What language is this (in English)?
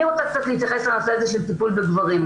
Hebrew